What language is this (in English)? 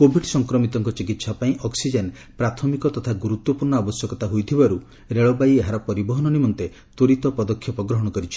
Odia